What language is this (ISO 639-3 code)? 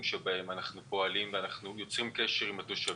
heb